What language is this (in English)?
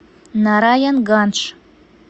Russian